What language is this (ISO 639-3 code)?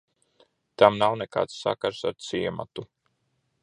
lav